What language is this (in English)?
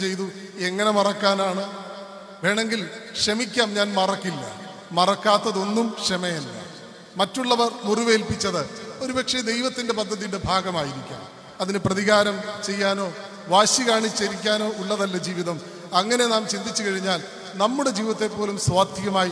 Malayalam